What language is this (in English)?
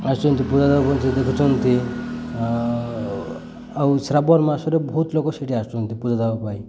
Odia